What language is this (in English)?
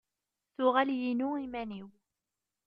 Kabyle